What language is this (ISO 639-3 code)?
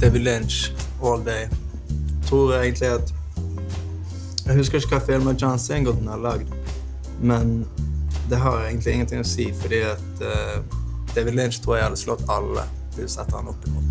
swe